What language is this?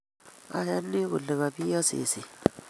Kalenjin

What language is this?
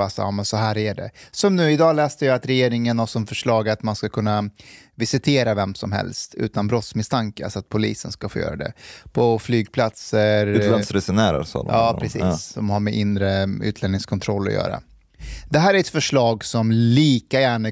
Swedish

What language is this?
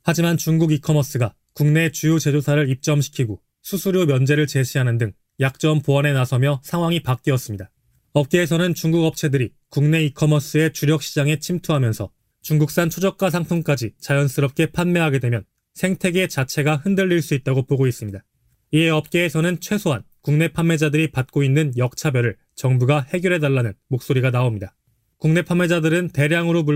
Korean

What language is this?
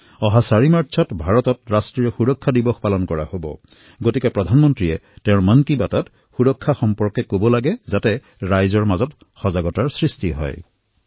Assamese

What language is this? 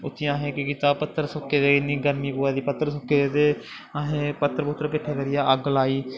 Dogri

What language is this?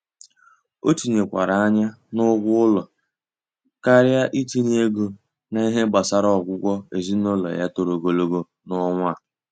Igbo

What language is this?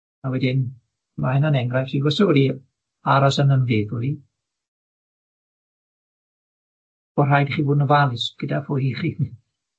Welsh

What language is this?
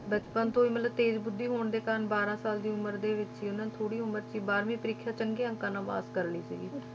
Punjabi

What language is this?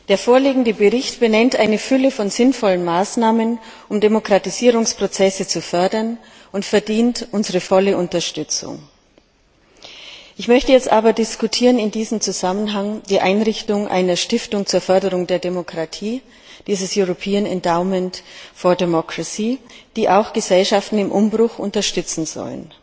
German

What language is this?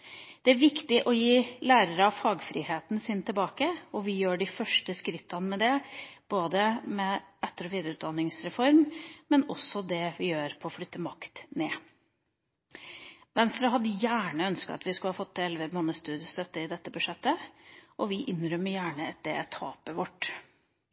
Norwegian Bokmål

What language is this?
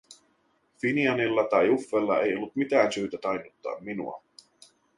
Finnish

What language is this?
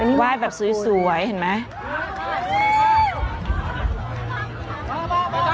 Thai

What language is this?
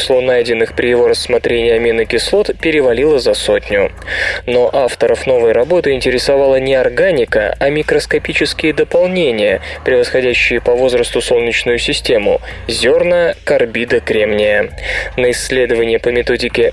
Russian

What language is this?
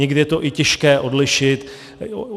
Czech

